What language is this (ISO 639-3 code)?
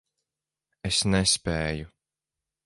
lav